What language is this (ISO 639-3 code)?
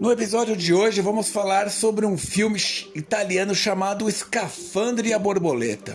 por